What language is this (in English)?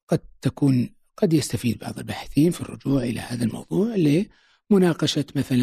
Arabic